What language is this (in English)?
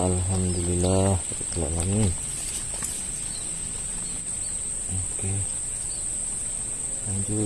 Indonesian